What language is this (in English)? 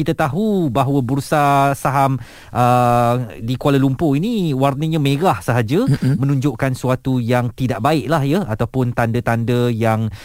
Malay